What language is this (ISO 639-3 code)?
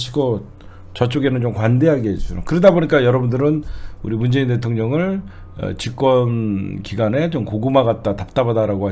kor